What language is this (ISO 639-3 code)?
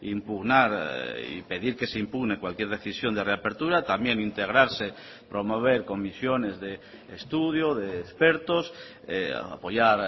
spa